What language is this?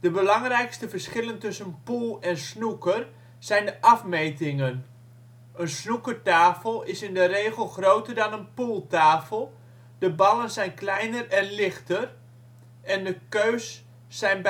Dutch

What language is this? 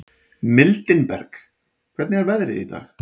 Icelandic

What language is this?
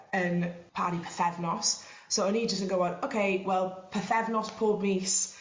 Welsh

